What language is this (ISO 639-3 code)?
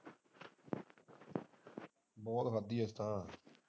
pan